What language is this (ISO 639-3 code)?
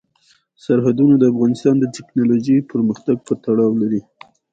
pus